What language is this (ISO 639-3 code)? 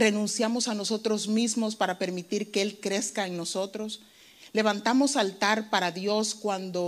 spa